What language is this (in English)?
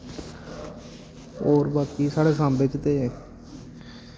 Dogri